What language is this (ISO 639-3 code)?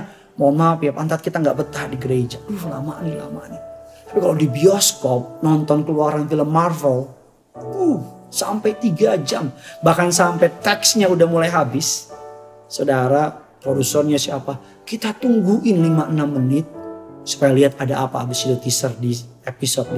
ind